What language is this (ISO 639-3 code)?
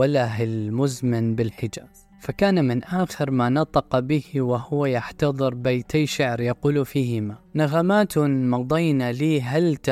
ara